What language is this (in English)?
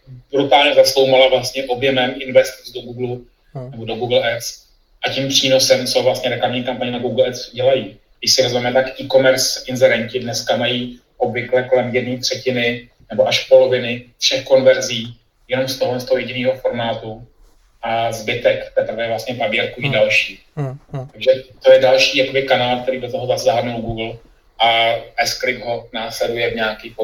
Czech